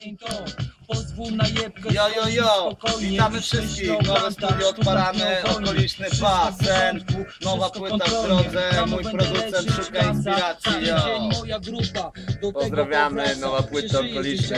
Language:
Polish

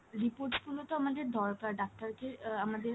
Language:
Bangla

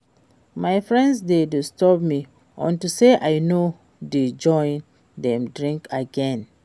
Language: Nigerian Pidgin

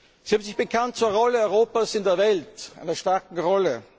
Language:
German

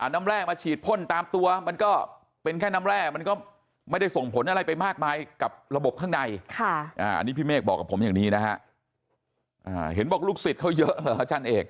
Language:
Thai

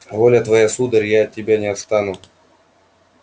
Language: Russian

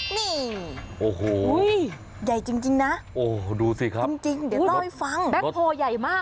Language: Thai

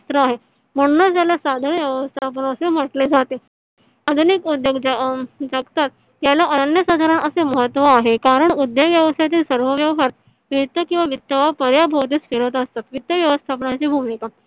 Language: Marathi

